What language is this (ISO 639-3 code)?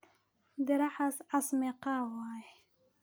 som